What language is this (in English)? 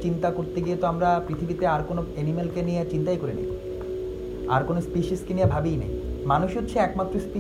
Bangla